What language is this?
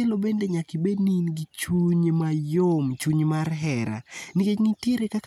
Luo (Kenya and Tanzania)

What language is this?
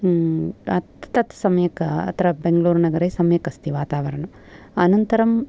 Sanskrit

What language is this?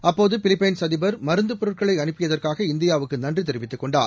Tamil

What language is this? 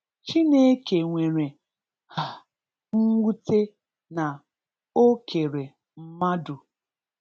Igbo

